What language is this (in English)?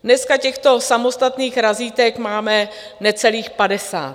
Czech